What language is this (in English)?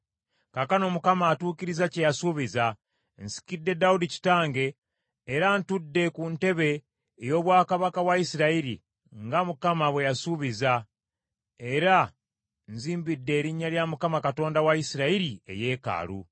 Ganda